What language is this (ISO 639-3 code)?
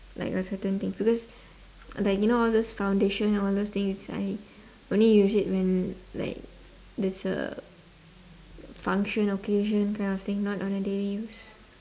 eng